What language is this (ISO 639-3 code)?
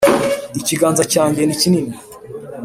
kin